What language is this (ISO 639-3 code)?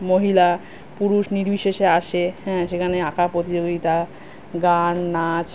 ben